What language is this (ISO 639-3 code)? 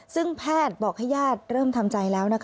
tha